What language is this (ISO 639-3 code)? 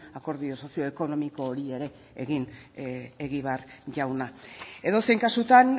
eus